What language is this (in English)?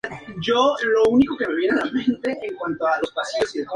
Spanish